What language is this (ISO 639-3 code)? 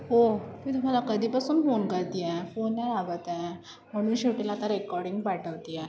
mar